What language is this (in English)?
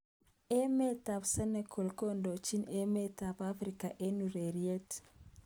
Kalenjin